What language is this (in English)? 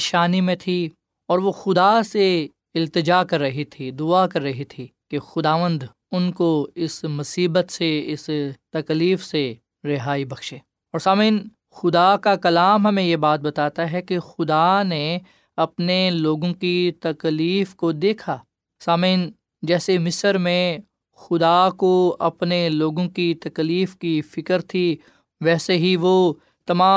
Urdu